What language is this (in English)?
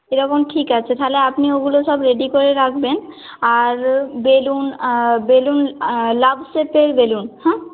Bangla